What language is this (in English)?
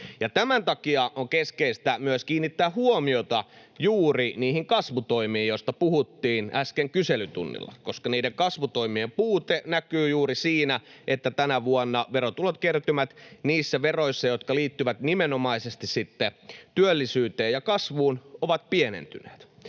Finnish